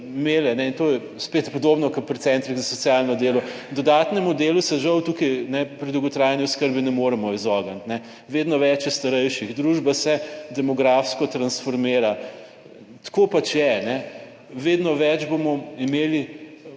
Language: Slovenian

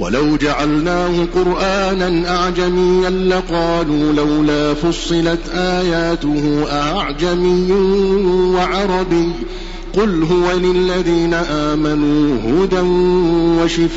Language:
Arabic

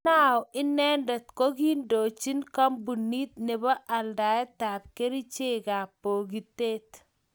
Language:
Kalenjin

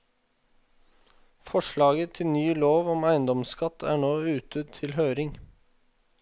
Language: Norwegian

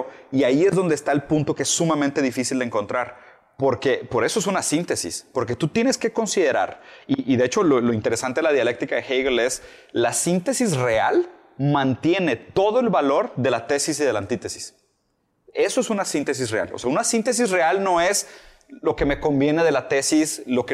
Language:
Spanish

